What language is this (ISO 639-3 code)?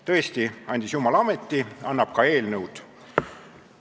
est